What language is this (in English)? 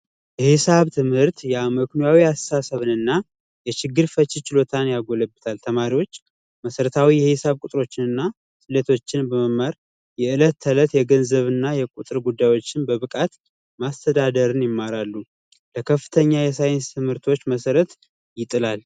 Amharic